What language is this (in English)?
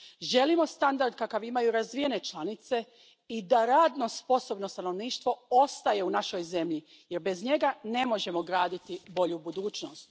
Croatian